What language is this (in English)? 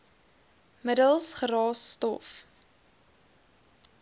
Afrikaans